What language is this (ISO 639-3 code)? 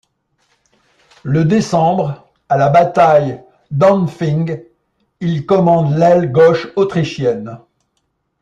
fra